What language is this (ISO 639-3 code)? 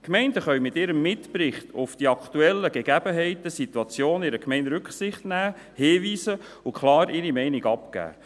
gsw